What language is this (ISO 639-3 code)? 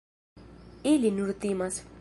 epo